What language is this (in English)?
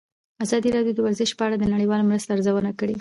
Pashto